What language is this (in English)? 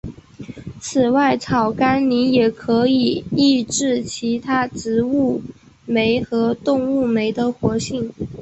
Chinese